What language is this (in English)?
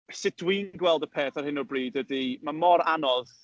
Welsh